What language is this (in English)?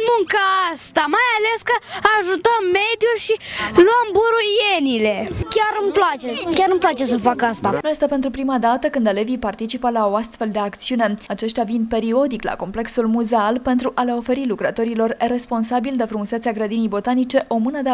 Romanian